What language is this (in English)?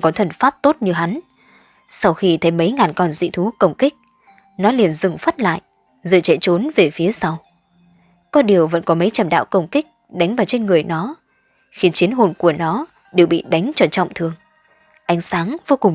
Vietnamese